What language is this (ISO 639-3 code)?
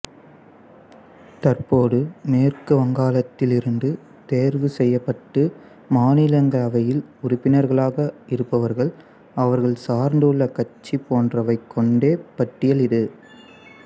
tam